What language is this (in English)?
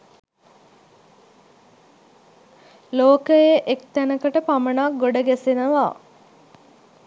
Sinhala